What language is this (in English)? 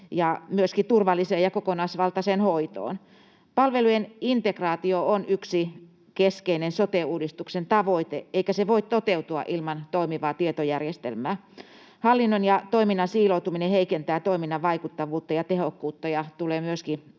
Finnish